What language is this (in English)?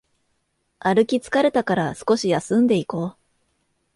Japanese